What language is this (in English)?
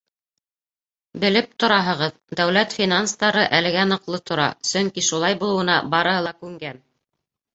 Bashkir